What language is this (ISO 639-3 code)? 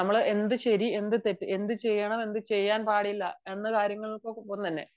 mal